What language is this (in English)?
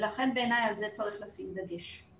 Hebrew